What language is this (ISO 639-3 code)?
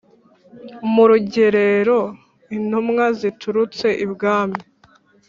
kin